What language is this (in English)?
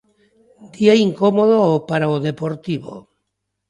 Galician